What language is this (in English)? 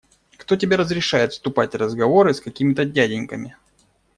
Russian